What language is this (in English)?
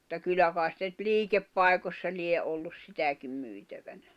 Finnish